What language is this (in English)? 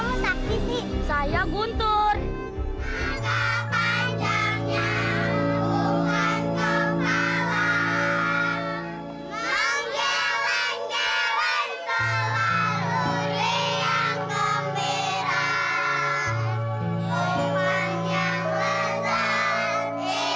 Indonesian